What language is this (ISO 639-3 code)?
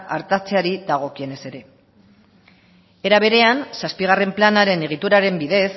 eus